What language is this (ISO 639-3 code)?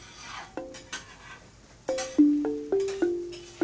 jpn